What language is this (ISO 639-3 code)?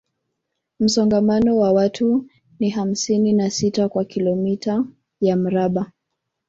swa